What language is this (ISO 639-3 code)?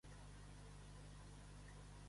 cat